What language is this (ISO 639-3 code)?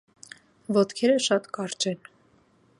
hye